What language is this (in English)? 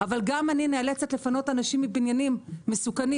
Hebrew